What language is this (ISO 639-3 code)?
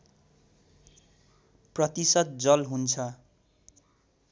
nep